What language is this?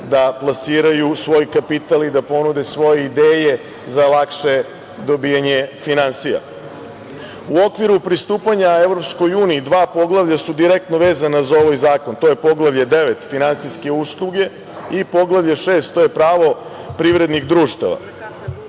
Serbian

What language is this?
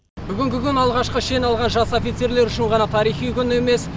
Kazakh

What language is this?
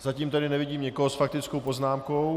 Czech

